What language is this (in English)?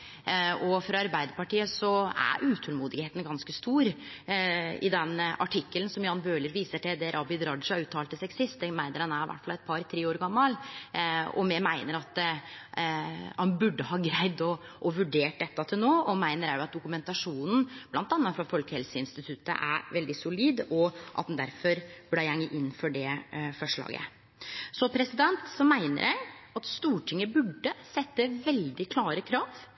Norwegian Nynorsk